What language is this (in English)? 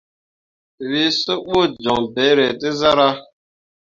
Mundang